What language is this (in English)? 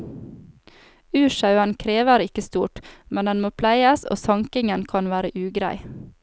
Norwegian